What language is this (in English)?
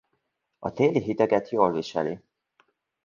Hungarian